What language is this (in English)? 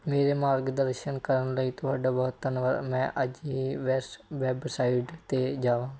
Punjabi